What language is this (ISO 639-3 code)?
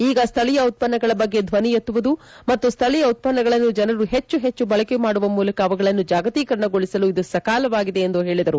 kan